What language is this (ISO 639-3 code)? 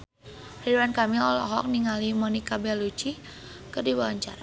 sun